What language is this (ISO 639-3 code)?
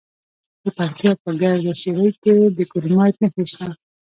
pus